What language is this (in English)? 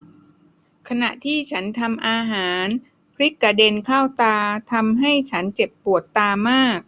Thai